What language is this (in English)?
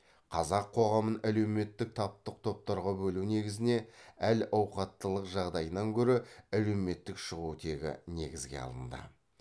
Kazakh